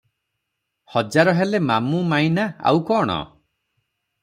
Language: Odia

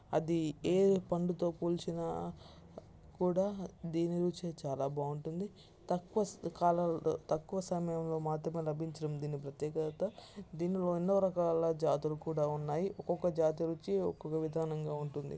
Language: Telugu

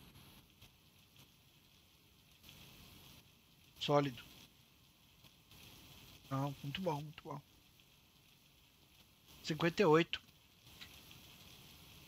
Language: Portuguese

